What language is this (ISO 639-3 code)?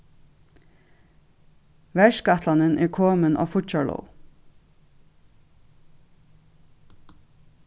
fao